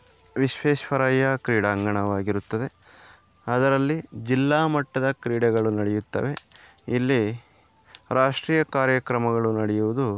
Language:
Kannada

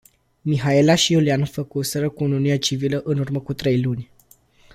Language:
Romanian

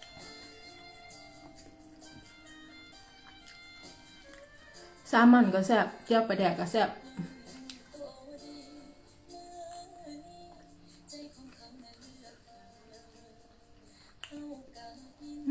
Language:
Thai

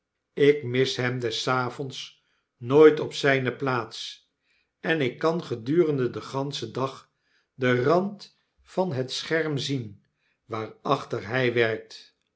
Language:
Dutch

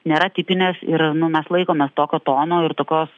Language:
Lithuanian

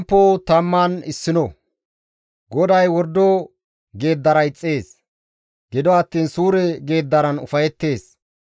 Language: Gamo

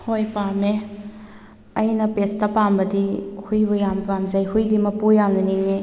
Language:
Manipuri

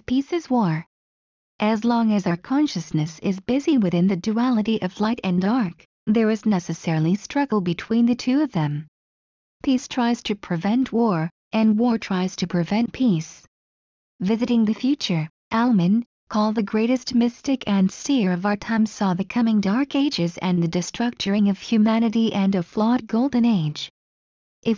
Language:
English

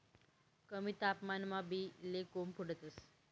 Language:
Marathi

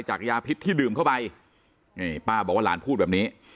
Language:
Thai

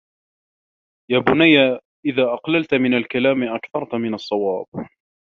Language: Arabic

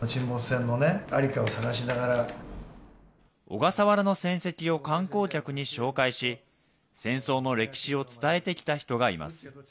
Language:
Japanese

